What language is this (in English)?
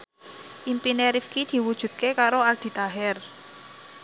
Javanese